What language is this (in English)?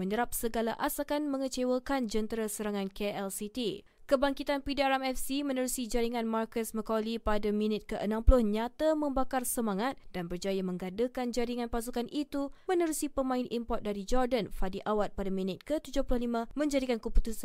Malay